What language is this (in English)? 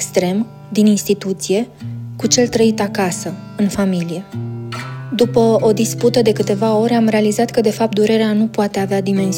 Romanian